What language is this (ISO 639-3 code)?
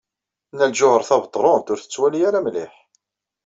kab